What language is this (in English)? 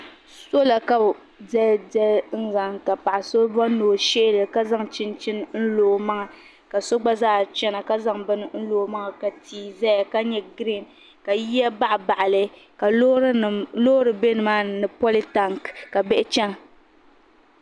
Dagbani